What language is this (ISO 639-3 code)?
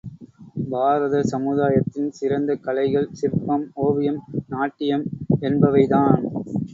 tam